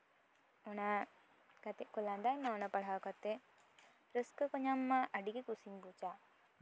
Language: Santali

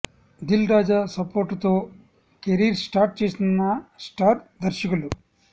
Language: Telugu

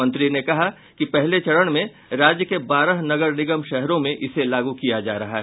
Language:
Hindi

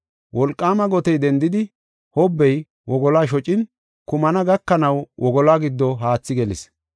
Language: Gofa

